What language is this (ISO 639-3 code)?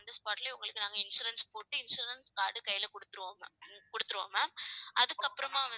tam